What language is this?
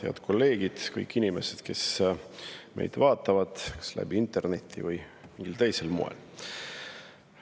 Estonian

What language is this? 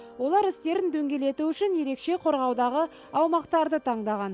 Kazakh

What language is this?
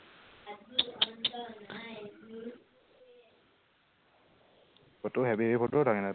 Assamese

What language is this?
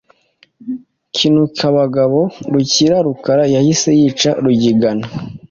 Kinyarwanda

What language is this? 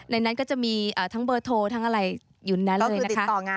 Thai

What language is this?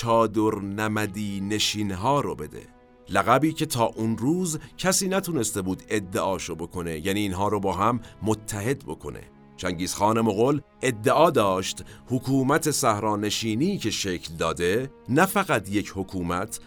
Persian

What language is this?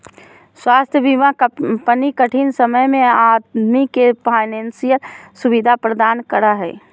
Magahi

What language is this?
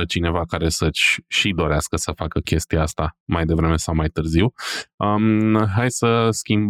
Romanian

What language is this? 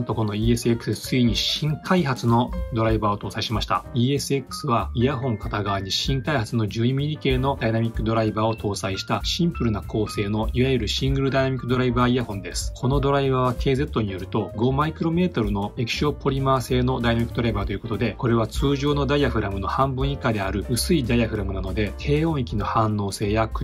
Japanese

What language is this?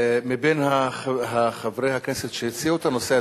Hebrew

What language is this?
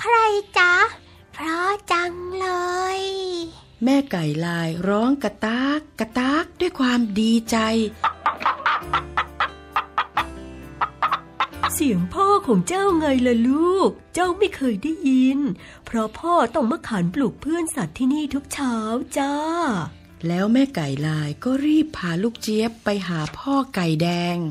Thai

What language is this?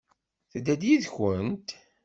Kabyle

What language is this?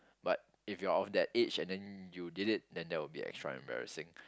English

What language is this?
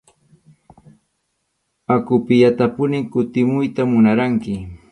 Arequipa-La Unión Quechua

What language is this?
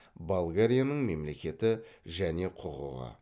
Kazakh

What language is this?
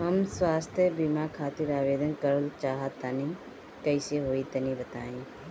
Bhojpuri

